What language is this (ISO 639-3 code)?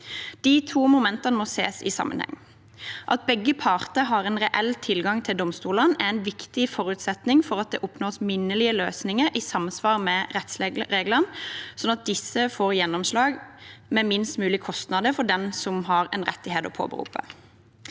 nor